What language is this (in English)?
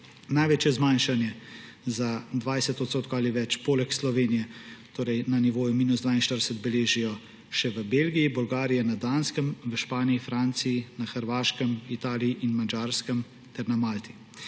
Slovenian